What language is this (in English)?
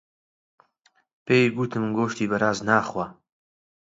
Central Kurdish